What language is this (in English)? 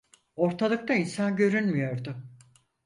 Turkish